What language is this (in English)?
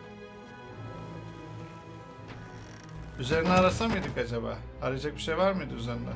Turkish